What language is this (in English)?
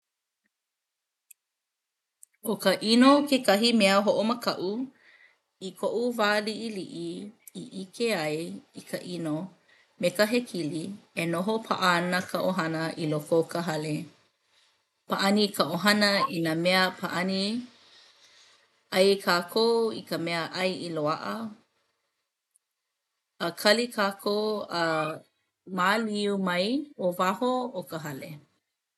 Hawaiian